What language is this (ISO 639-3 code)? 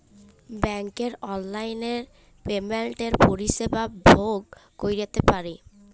ben